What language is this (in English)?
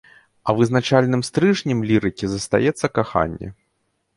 Belarusian